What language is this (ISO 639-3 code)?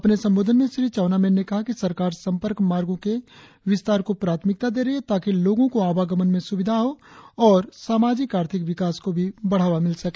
hin